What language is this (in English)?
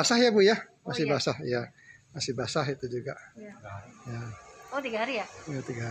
Indonesian